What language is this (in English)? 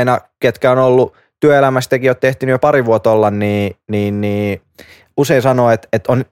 Finnish